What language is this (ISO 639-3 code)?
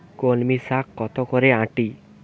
ben